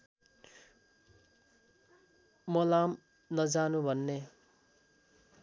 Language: Nepali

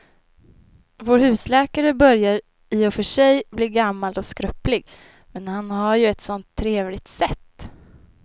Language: Swedish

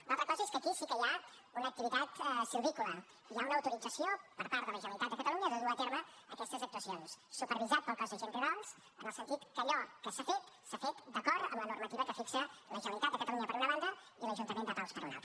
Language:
Catalan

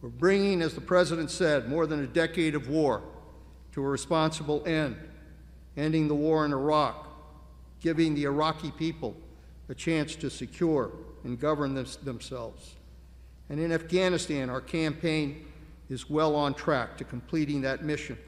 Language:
English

